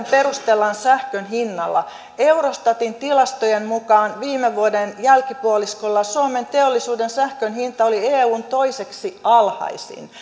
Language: Finnish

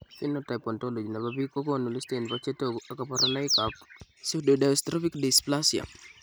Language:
Kalenjin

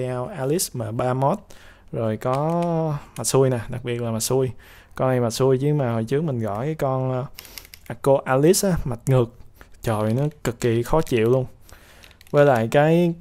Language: Vietnamese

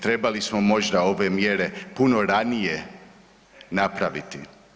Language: Croatian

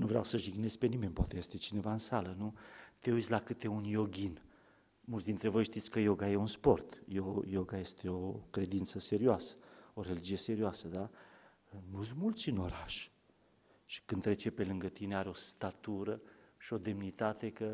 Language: Romanian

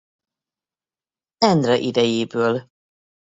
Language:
Hungarian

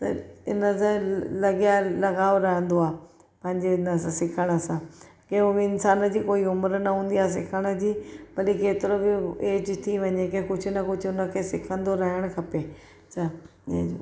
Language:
Sindhi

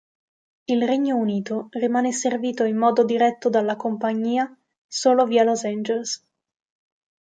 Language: Italian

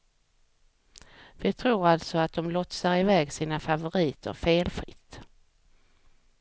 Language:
Swedish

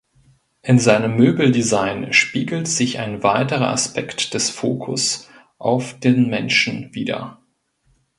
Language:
German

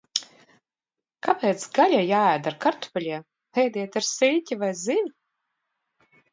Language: Latvian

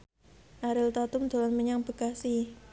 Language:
Javanese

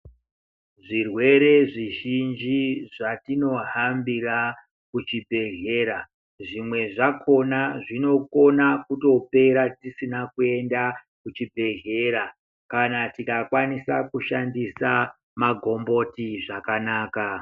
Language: Ndau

